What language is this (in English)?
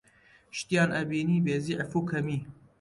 Central Kurdish